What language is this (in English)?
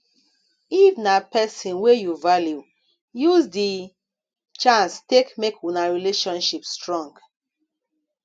Nigerian Pidgin